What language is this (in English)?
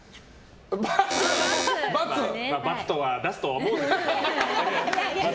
Japanese